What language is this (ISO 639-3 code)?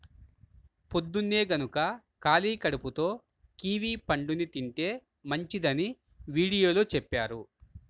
tel